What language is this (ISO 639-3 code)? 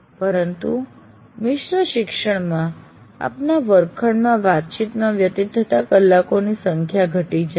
guj